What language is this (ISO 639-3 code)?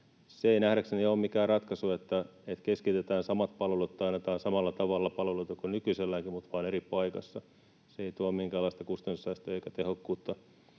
fin